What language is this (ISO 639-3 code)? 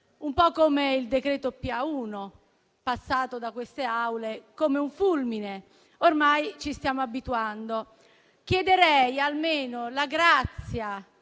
ita